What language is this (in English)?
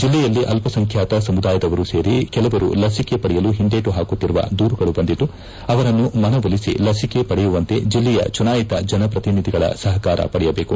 Kannada